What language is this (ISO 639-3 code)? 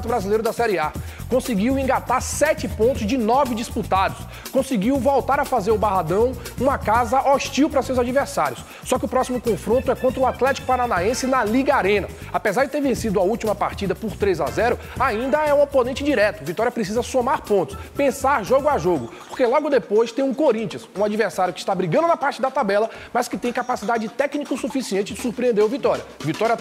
por